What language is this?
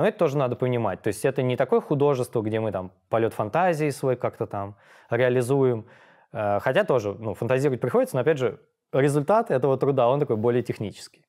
Russian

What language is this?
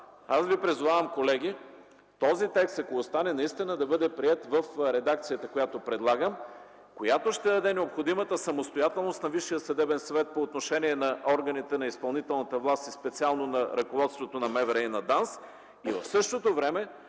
Bulgarian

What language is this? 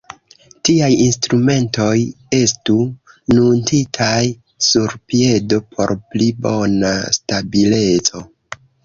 Esperanto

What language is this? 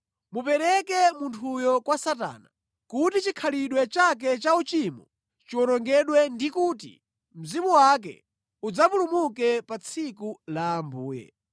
Nyanja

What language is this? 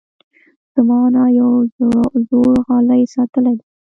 Pashto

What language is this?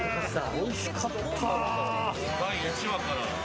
Japanese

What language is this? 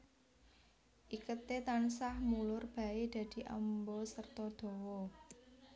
Javanese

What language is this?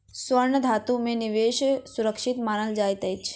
Maithili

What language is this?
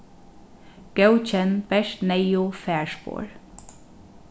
Faroese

